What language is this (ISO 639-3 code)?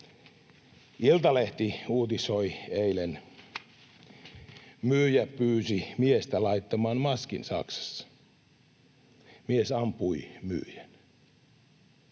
fin